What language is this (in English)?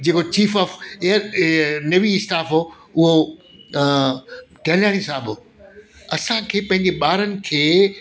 Sindhi